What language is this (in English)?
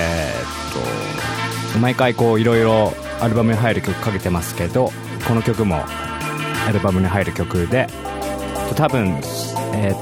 Japanese